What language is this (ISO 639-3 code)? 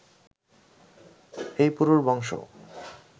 ben